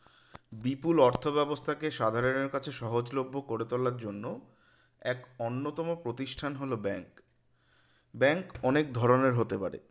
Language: Bangla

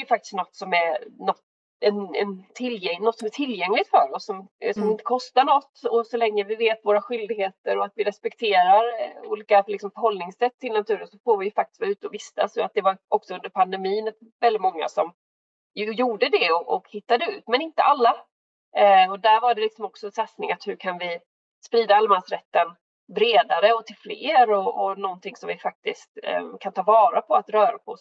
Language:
Swedish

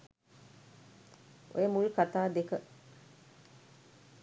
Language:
Sinhala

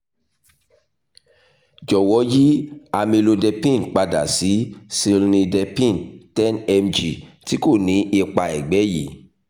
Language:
Yoruba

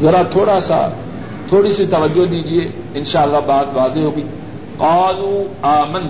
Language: Urdu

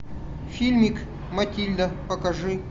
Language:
Russian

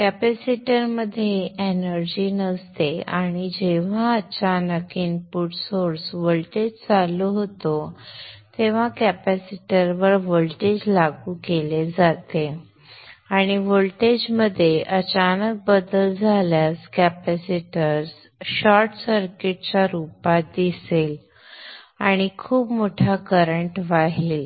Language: Marathi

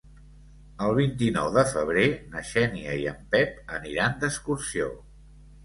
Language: Catalan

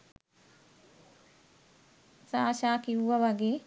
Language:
Sinhala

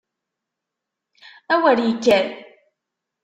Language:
Kabyle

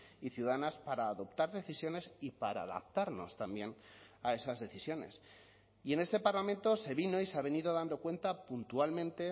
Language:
Spanish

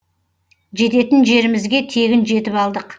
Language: Kazakh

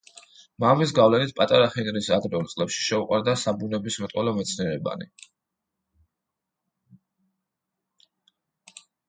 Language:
Georgian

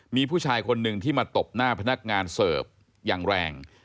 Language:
Thai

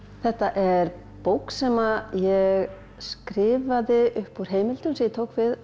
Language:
Icelandic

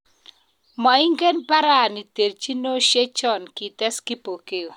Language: Kalenjin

